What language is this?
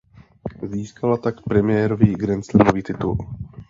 Czech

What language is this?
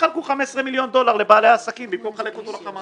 Hebrew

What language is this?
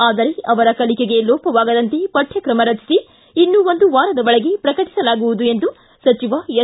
Kannada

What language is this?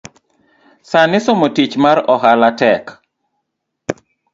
Luo (Kenya and Tanzania)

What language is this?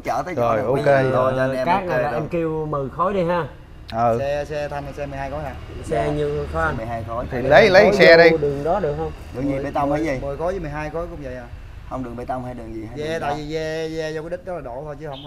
Vietnamese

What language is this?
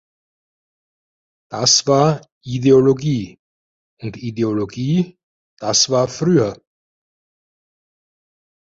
German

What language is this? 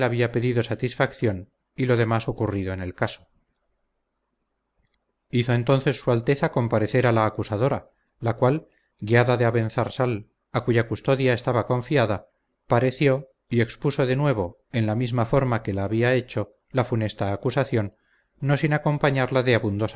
Spanish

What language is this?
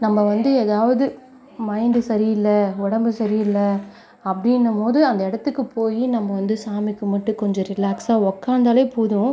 Tamil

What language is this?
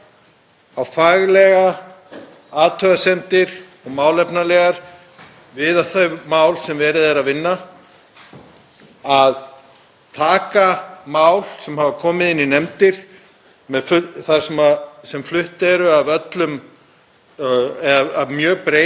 Icelandic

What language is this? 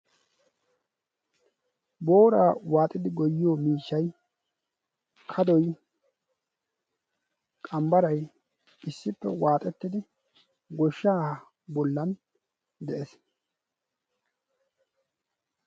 Wolaytta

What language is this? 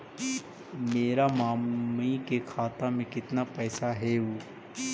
Magahi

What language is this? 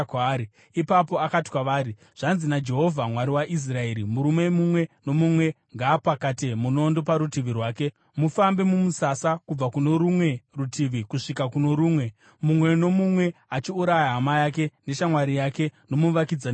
Shona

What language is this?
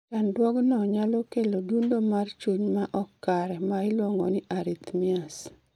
Luo (Kenya and Tanzania)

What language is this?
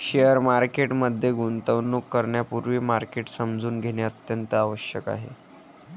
Marathi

